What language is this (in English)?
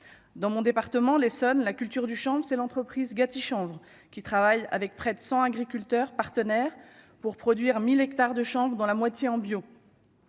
French